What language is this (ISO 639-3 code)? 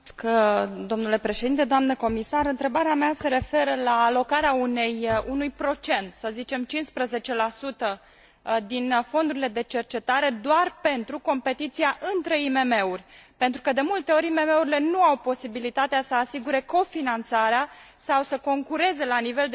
ron